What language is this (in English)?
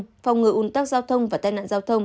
Vietnamese